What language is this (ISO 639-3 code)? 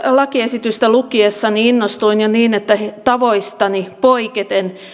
fin